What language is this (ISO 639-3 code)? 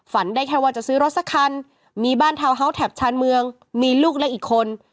tha